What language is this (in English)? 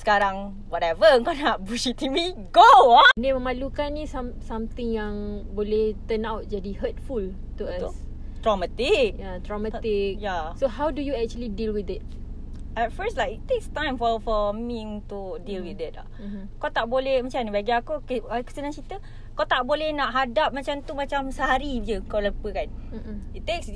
Malay